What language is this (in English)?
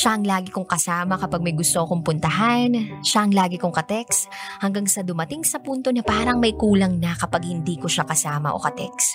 Filipino